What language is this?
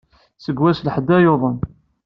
Kabyle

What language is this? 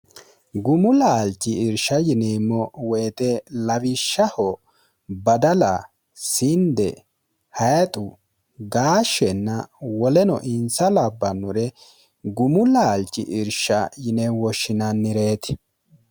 Sidamo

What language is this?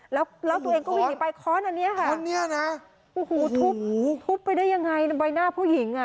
Thai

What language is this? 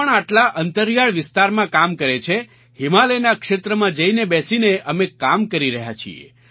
Gujarati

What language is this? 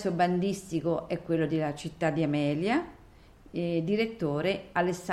Italian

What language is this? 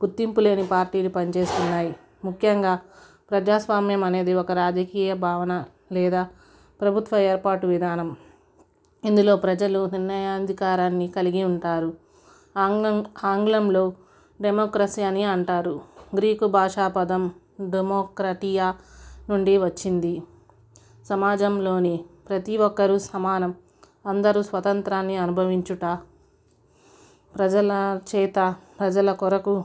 Telugu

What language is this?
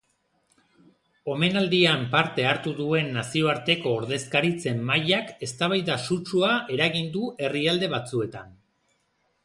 Basque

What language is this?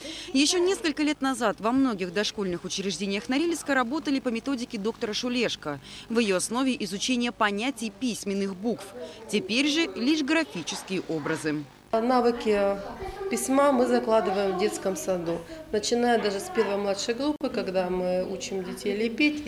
Russian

